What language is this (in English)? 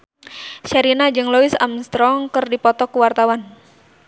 Sundanese